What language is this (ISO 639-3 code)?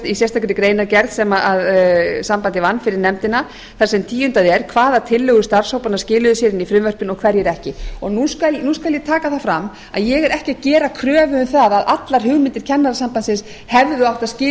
isl